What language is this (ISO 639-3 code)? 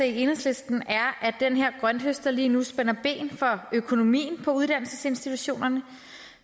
dan